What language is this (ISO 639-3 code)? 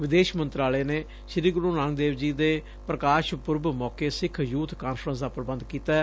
pan